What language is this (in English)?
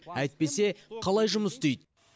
Kazakh